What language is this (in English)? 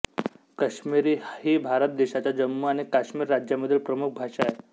Marathi